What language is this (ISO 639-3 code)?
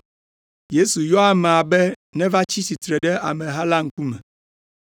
ewe